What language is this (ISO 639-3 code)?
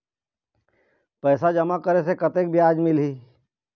hne